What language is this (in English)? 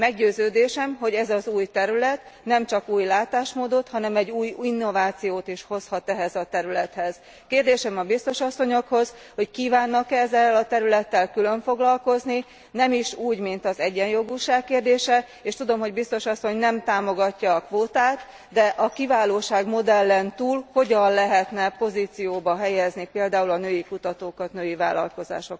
Hungarian